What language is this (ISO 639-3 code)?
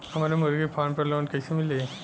bho